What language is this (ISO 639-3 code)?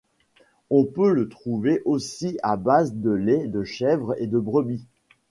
fra